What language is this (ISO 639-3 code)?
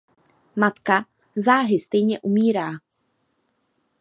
ces